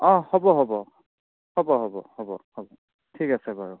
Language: Assamese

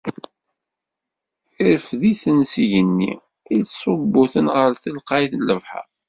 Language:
Kabyle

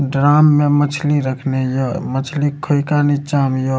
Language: Maithili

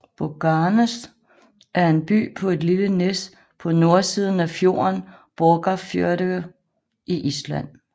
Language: Danish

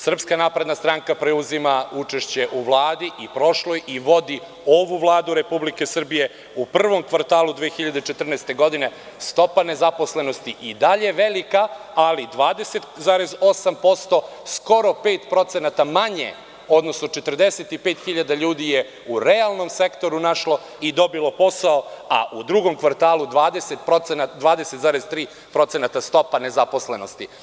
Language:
Serbian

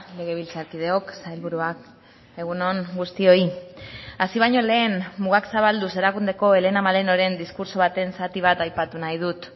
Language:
Basque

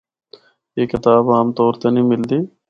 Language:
Northern Hindko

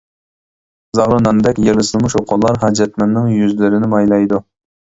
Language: Uyghur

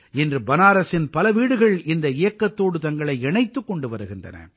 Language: Tamil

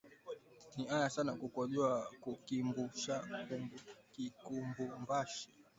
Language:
Swahili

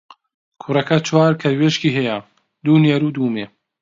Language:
Central Kurdish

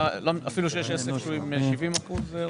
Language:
Hebrew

